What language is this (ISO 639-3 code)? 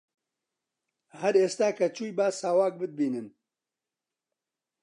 ckb